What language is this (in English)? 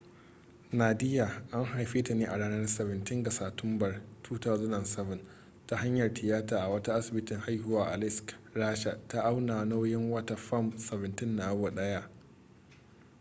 Hausa